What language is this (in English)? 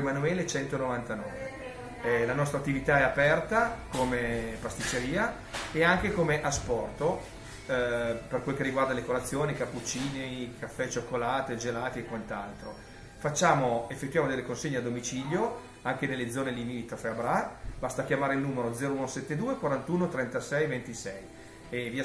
Italian